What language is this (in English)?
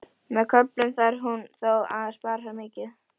Icelandic